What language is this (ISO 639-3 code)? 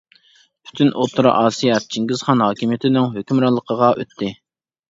uig